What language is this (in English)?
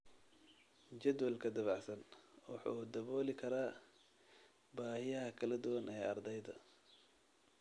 Somali